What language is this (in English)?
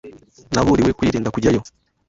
Kinyarwanda